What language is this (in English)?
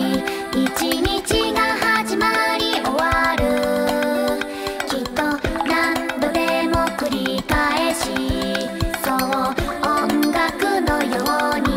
Japanese